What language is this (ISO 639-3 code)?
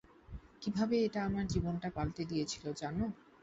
ben